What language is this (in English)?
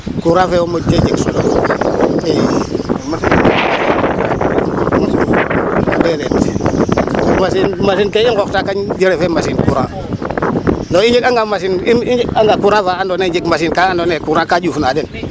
Serer